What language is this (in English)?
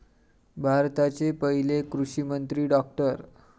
Marathi